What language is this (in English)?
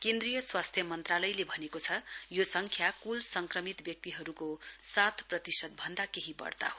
Nepali